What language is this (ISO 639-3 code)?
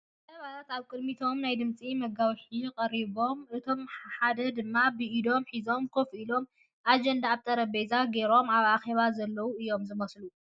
tir